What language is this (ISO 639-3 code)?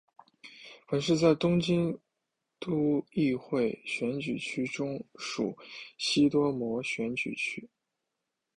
zho